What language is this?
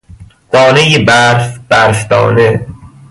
Persian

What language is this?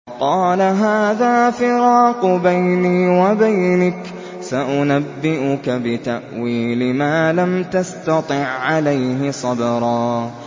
Arabic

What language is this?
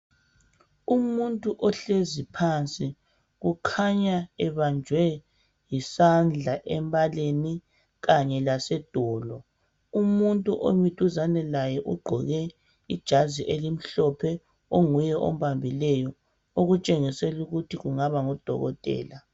North Ndebele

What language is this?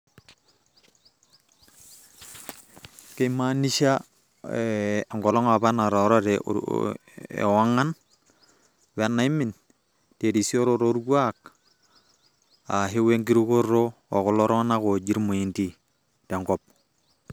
Masai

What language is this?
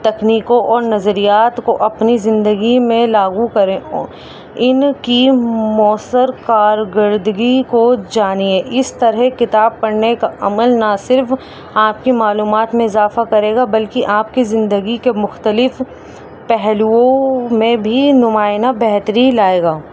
Urdu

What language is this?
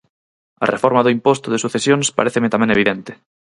Galician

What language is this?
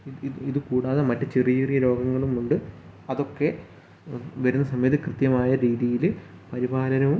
Malayalam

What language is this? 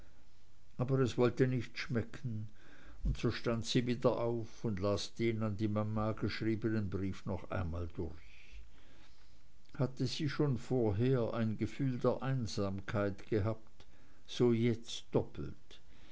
German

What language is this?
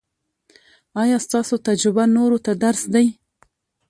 Pashto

